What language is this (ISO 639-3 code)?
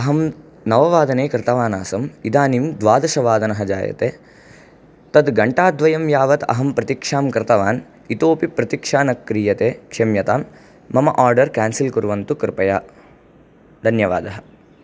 san